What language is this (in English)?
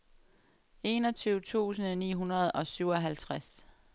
Danish